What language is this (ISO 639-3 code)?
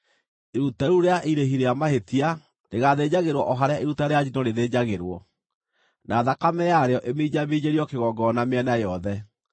kik